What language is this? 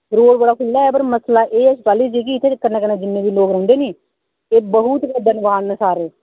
Dogri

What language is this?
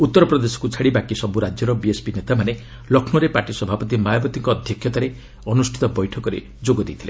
Odia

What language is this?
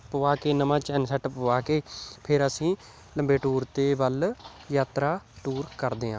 Punjabi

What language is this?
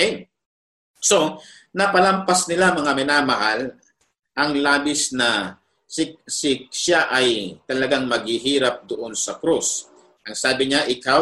Filipino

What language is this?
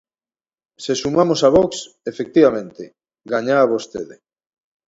Galician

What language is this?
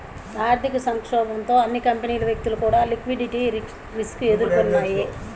Telugu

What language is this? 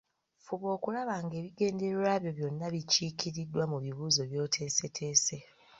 Ganda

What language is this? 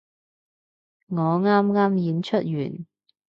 Cantonese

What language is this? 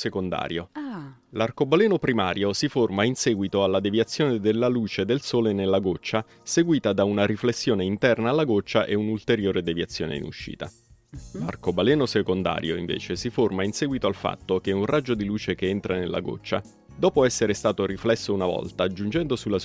Italian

